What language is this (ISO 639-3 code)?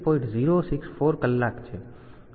guj